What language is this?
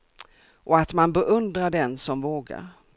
Swedish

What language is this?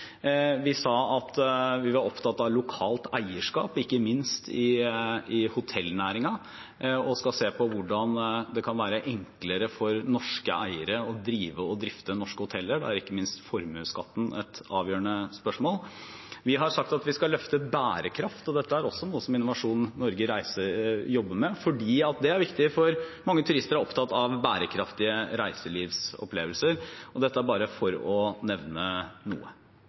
Norwegian Bokmål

